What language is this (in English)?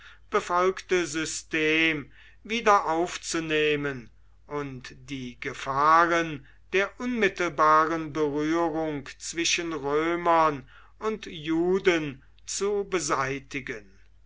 German